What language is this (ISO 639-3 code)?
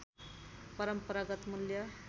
nep